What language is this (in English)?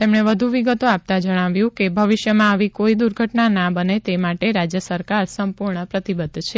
Gujarati